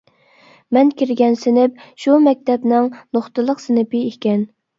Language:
Uyghur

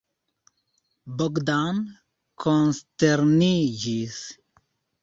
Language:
Esperanto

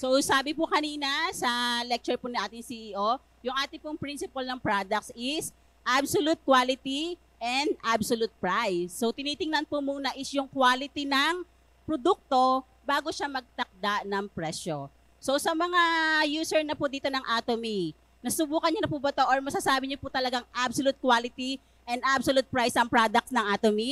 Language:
Filipino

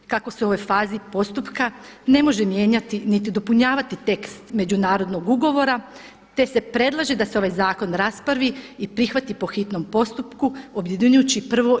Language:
Croatian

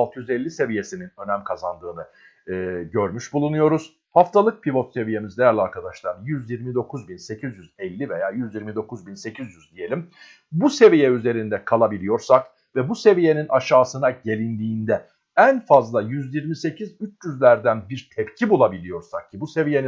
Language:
Turkish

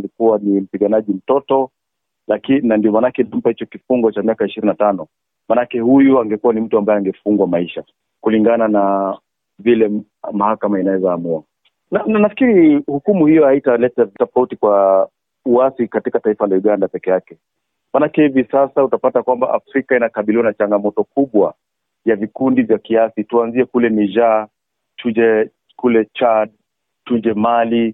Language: Swahili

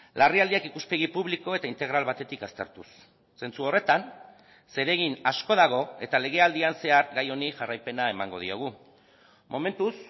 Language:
Basque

